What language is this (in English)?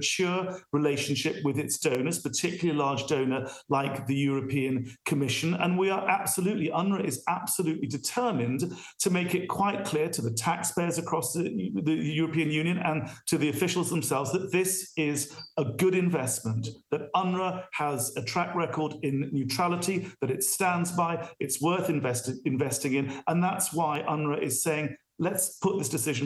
English